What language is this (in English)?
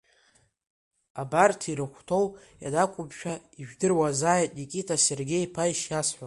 Abkhazian